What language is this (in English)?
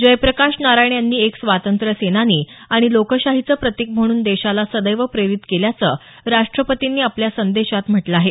Marathi